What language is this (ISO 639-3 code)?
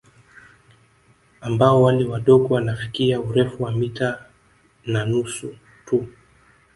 swa